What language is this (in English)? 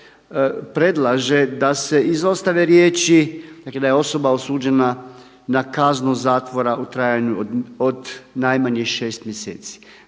Croatian